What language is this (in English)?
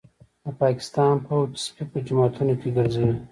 Pashto